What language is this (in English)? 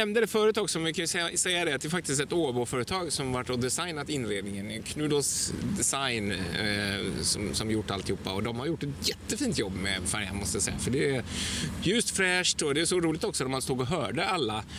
Swedish